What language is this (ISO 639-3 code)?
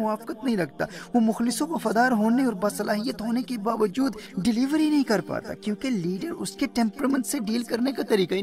urd